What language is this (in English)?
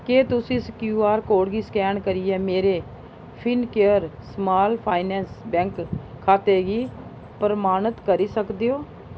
Dogri